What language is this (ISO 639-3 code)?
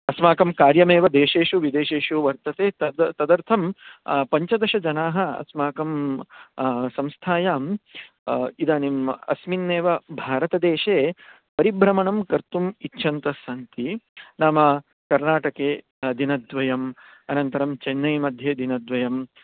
san